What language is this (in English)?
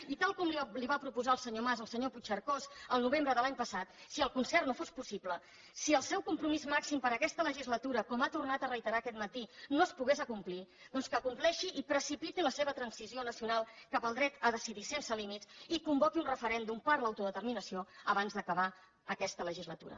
Catalan